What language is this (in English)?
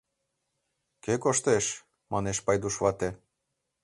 Mari